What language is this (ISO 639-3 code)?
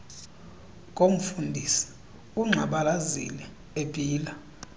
xho